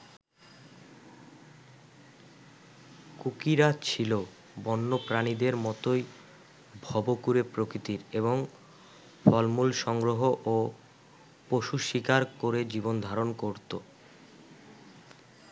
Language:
Bangla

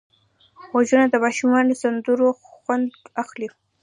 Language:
Pashto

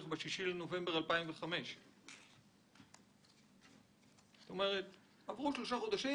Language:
Hebrew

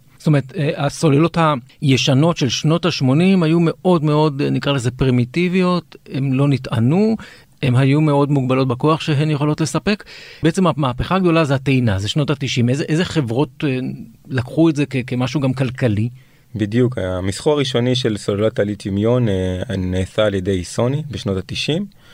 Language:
Hebrew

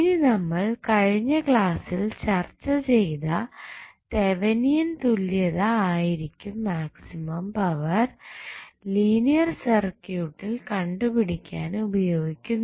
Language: Malayalam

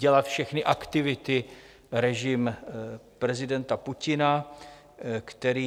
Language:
Czech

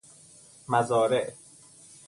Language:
Persian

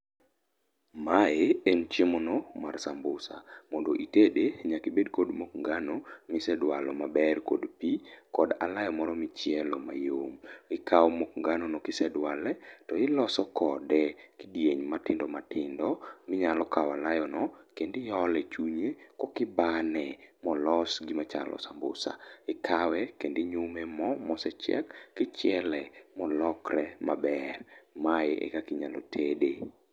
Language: Luo (Kenya and Tanzania)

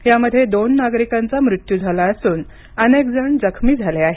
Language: Marathi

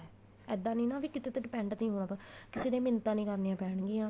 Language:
Punjabi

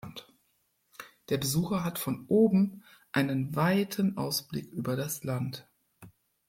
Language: German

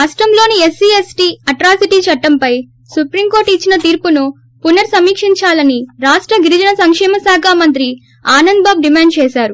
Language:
Telugu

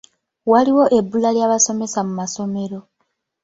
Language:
Ganda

